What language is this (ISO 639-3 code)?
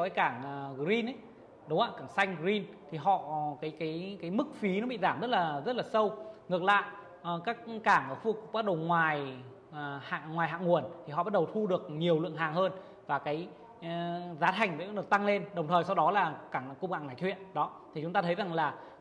vie